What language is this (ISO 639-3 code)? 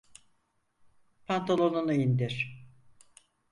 tur